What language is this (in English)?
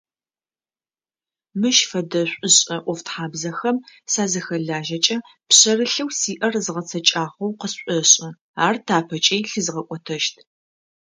Adyghe